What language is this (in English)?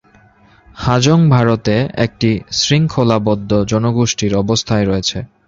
Bangla